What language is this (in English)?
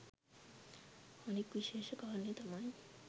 Sinhala